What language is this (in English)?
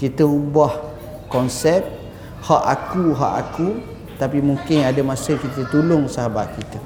Malay